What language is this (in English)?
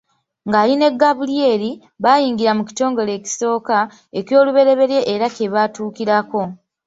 Ganda